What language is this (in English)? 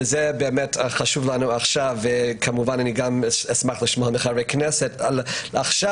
Hebrew